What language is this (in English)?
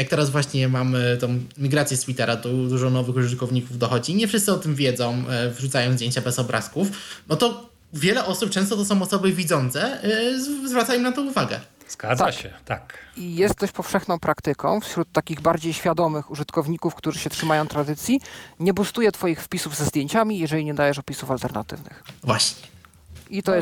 Polish